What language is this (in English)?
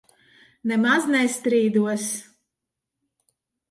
Latvian